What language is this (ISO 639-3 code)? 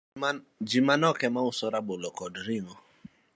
luo